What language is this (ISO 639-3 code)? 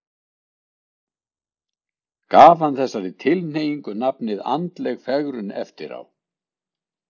isl